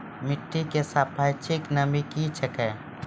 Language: Maithili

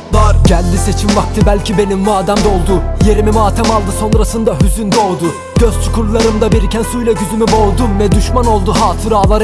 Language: Turkish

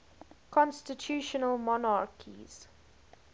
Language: English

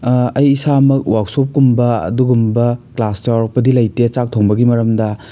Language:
Manipuri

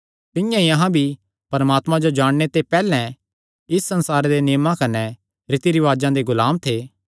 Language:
Kangri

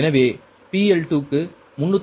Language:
Tamil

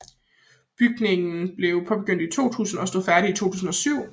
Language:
Danish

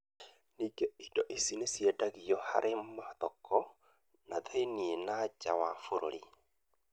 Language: Kikuyu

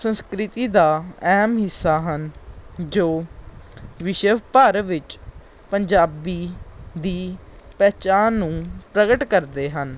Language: Punjabi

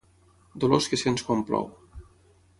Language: Catalan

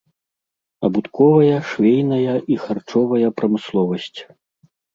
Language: Belarusian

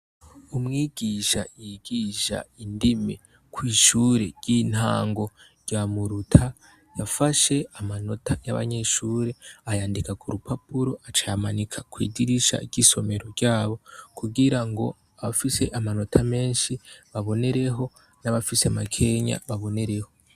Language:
Rundi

